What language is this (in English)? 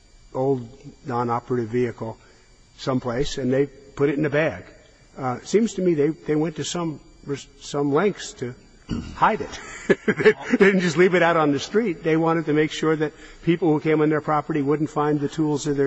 English